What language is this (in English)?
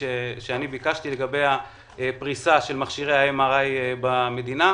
Hebrew